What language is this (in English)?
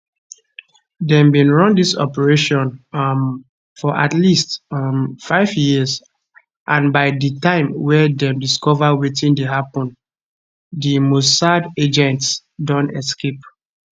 Nigerian Pidgin